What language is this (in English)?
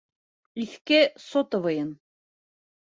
Bashkir